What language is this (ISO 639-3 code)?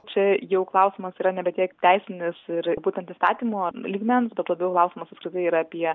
lit